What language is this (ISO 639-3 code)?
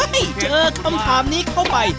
tha